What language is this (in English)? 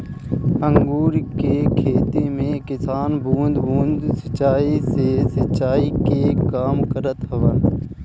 Bhojpuri